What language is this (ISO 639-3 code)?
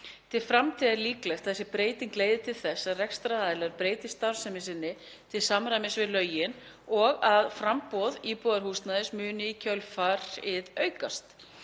isl